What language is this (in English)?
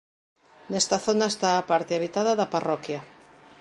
Galician